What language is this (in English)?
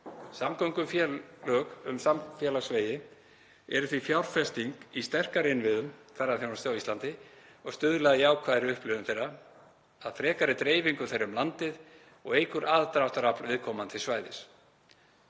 Icelandic